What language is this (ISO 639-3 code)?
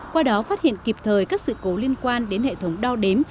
vie